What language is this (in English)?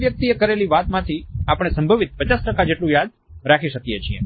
Gujarati